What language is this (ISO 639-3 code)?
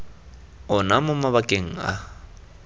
tsn